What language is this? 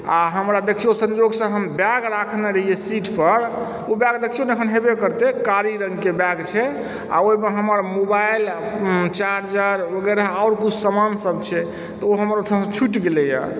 Maithili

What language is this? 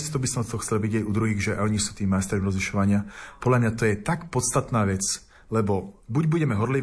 Slovak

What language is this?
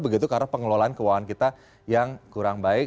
Indonesian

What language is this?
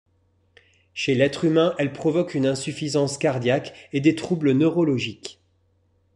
French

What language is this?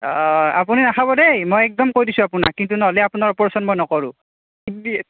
Assamese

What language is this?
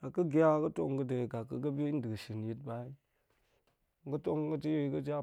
Goemai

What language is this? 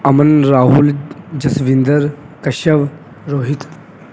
Punjabi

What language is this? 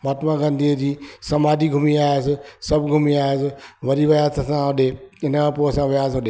Sindhi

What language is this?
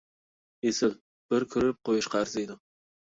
Uyghur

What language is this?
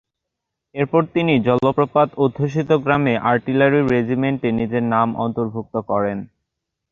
Bangla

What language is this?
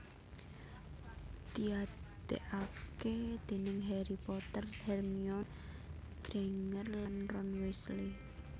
Javanese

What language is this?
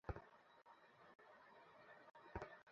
Bangla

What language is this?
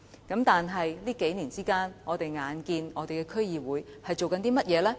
Cantonese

